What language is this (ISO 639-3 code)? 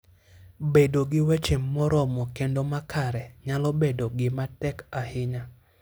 luo